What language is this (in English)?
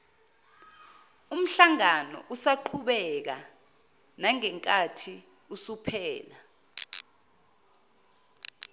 Zulu